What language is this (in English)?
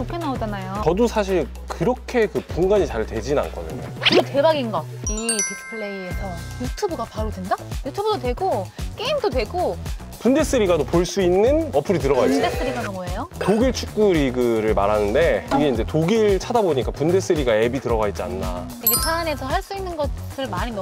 Korean